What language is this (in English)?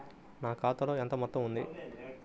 Telugu